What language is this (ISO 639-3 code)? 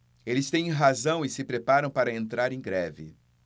por